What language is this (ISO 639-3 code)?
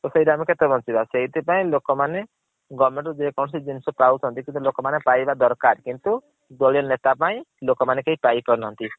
ori